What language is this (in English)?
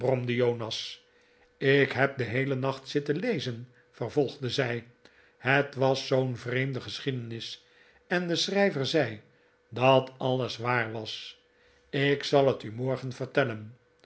Dutch